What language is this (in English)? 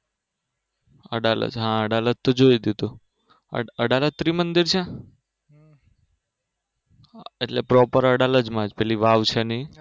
Gujarati